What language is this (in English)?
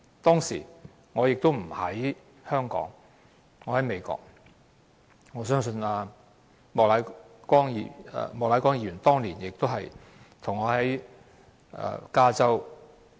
Cantonese